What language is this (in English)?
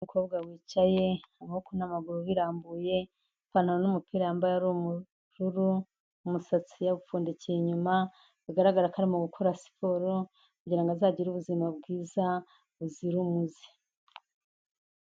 Kinyarwanda